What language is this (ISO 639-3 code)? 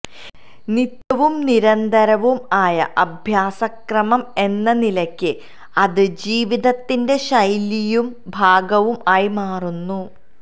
mal